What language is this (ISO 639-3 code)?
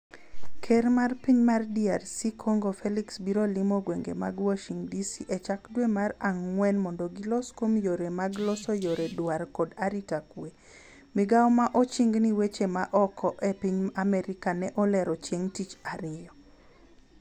luo